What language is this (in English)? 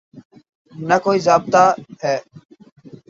Urdu